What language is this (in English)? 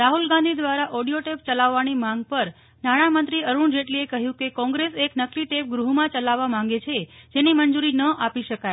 Gujarati